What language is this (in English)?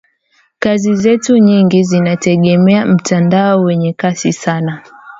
Swahili